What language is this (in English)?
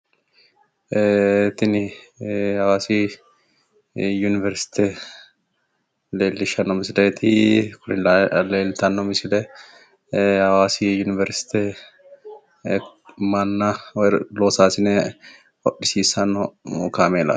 Sidamo